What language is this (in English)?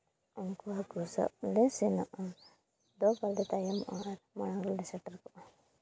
Santali